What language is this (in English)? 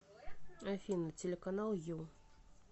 Russian